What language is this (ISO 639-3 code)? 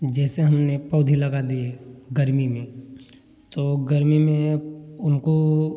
hin